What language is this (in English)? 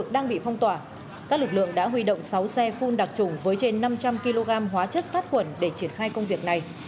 Vietnamese